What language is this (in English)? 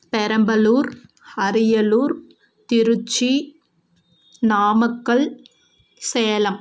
Tamil